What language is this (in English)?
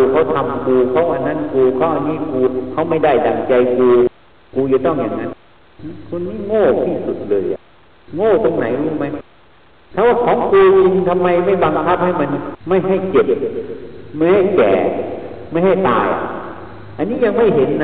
Thai